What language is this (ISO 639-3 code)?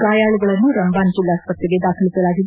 kan